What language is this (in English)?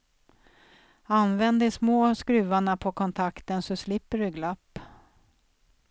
Swedish